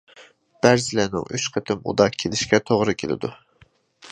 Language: Uyghur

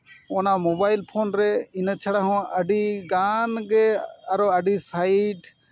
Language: Santali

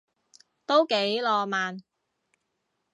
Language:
Cantonese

